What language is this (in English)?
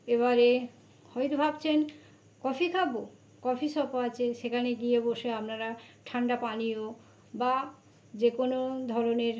Bangla